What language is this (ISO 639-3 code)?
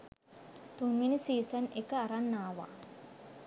sin